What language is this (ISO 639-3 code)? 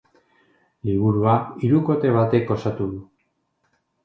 eus